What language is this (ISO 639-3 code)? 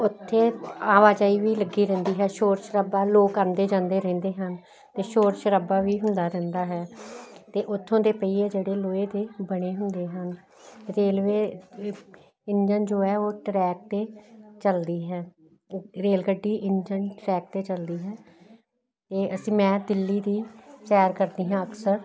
pan